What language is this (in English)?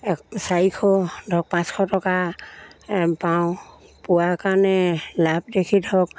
Assamese